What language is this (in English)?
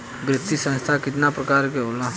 Bhojpuri